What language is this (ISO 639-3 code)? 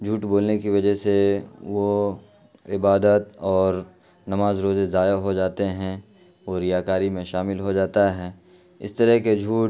urd